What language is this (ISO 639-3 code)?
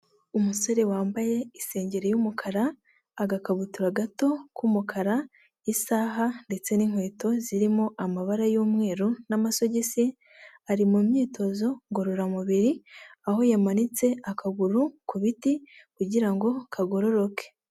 kin